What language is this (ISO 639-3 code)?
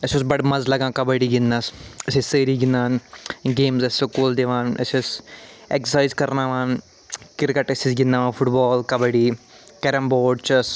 kas